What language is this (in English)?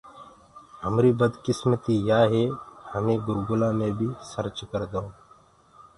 Gurgula